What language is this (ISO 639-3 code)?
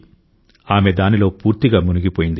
tel